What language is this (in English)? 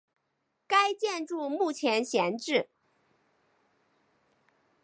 Chinese